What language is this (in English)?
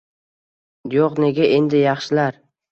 Uzbek